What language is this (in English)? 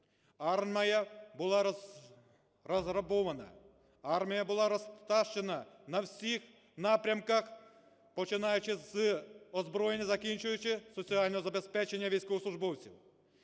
Ukrainian